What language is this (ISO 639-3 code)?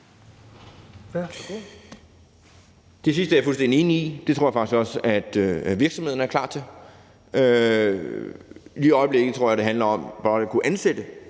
dan